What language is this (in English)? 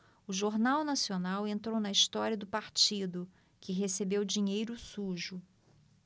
Portuguese